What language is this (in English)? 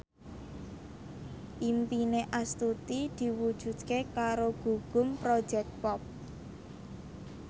Javanese